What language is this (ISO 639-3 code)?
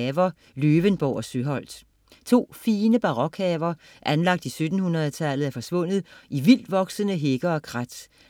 dan